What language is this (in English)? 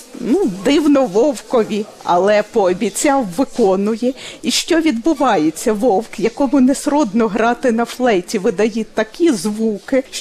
Ukrainian